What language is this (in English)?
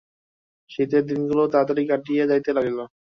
Bangla